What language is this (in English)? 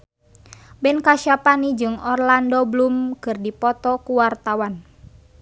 Sundanese